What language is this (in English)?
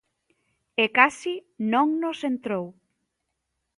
Galician